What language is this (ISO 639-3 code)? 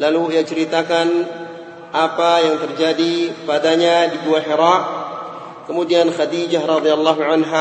msa